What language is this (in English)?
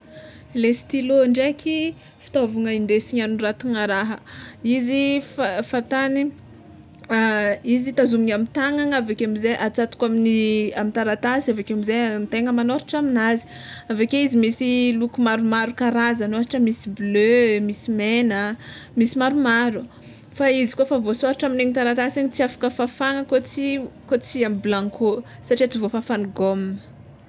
Tsimihety Malagasy